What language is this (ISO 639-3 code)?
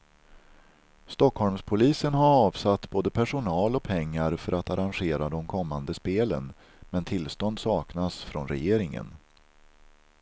swe